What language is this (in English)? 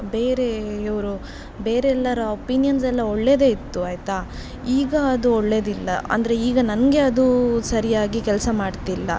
Kannada